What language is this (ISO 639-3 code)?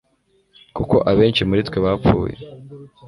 kin